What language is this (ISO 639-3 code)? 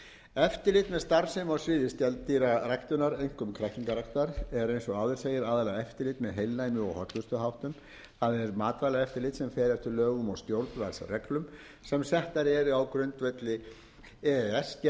isl